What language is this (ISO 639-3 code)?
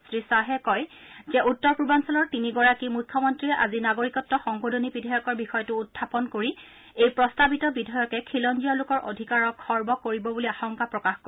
asm